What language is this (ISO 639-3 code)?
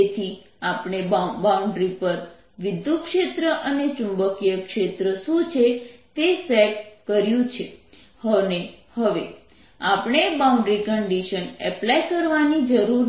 guj